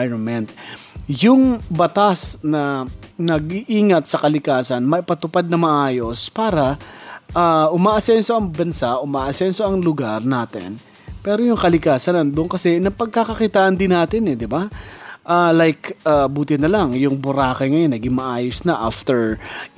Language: Filipino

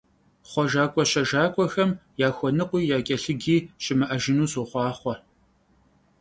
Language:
Kabardian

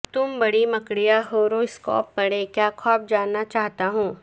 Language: Urdu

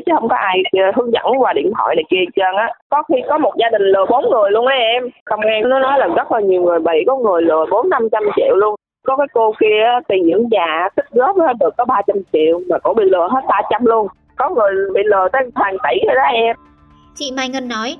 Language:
Vietnamese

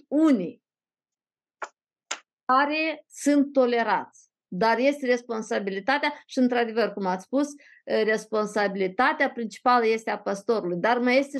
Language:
Romanian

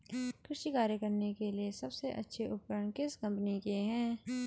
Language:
Hindi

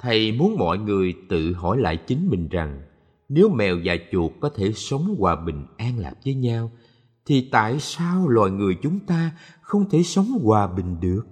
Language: Vietnamese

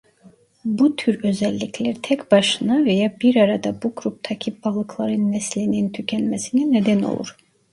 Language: Turkish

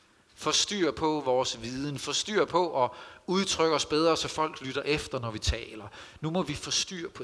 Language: Danish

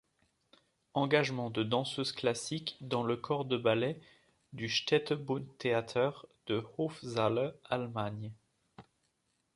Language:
French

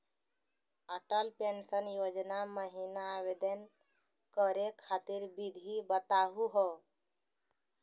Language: Magahi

